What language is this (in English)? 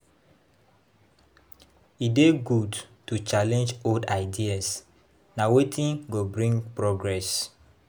Nigerian Pidgin